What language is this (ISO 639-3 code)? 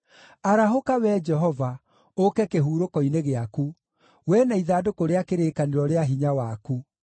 kik